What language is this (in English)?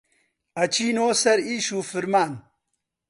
Central Kurdish